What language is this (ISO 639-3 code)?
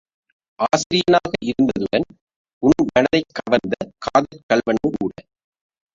tam